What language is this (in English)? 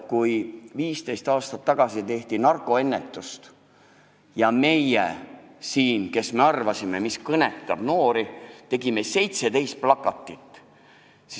Estonian